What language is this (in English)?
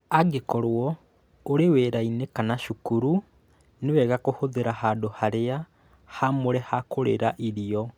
Kikuyu